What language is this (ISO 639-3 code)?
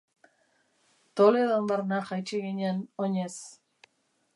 eus